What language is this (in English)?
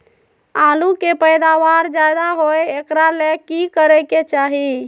Magahi